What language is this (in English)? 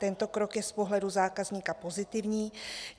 Czech